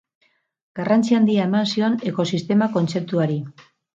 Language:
Basque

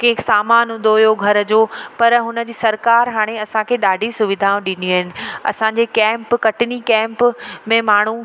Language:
Sindhi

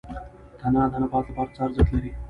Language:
Pashto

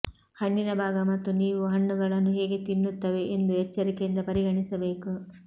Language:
Kannada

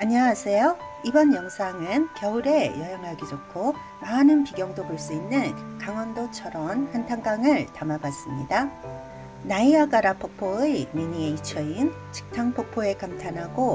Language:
Korean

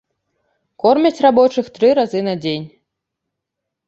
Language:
Belarusian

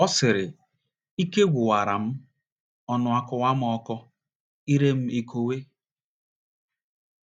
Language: Igbo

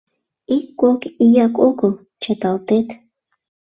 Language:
Mari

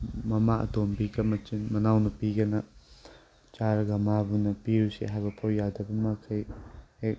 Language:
Manipuri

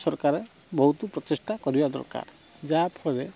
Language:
Odia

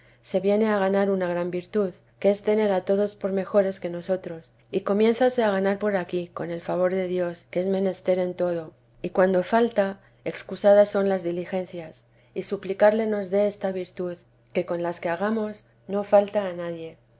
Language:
Spanish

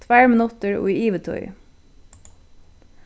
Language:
Faroese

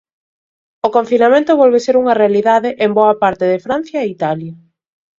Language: Galician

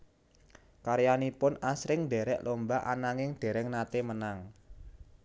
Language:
Javanese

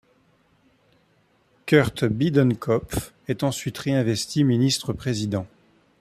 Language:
French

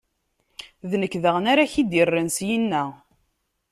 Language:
Kabyle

